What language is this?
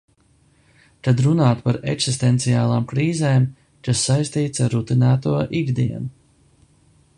Latvian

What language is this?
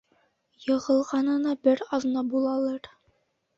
Bashkir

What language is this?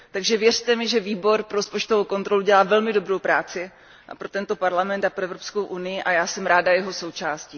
Czech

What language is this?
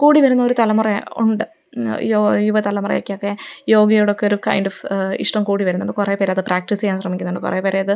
Malayalam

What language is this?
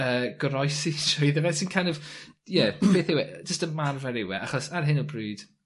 Welsh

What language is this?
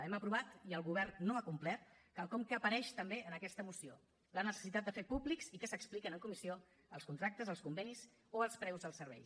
Catalan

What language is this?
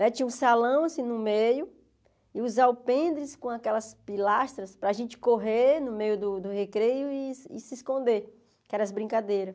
Portuguese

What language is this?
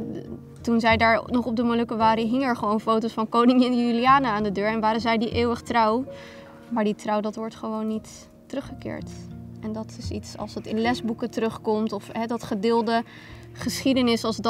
Dutch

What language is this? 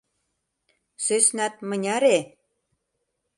Mari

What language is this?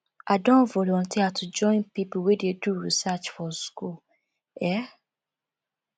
Nigerian Pidgin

